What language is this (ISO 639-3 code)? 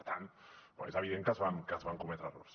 cat